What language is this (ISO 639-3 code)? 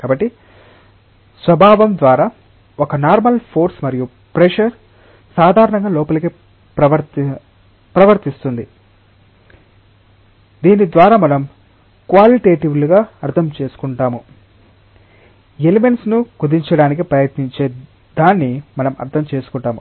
tel